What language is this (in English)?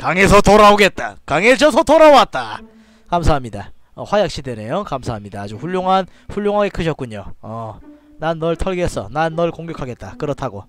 Korean